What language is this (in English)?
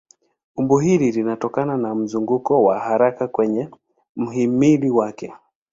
Swahili